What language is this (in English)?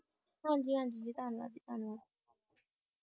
Punjabi